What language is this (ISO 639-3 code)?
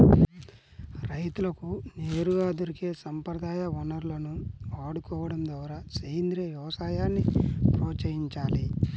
tel